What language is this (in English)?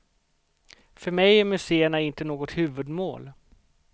Swedish